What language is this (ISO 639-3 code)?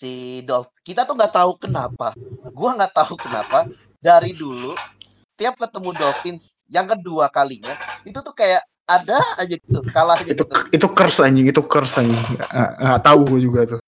ind